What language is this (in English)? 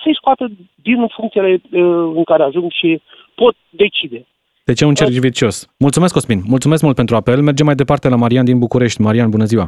Romanian